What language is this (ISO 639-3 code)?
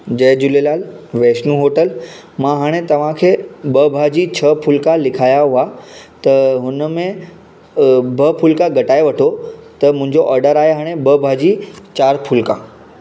snd